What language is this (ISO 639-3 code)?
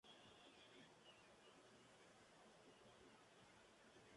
spa